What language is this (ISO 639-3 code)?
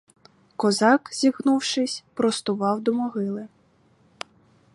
ukr